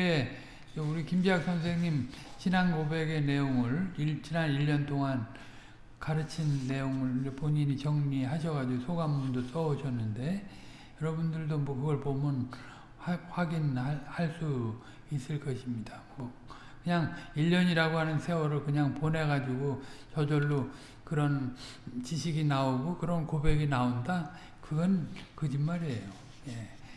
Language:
Korean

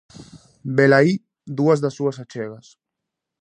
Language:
Galician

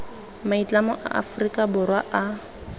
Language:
Tswana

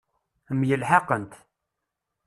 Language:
Kabyle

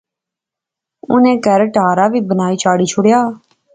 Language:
Pahari-Potwari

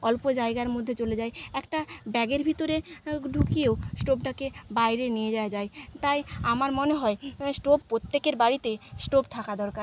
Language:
Bangla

